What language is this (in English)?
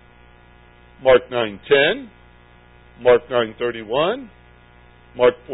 English